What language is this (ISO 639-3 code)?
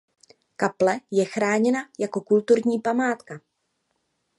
ces